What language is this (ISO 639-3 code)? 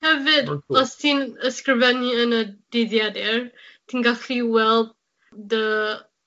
cym